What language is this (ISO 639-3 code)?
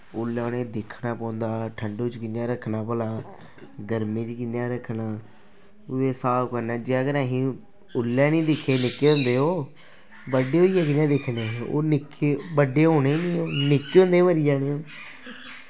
doi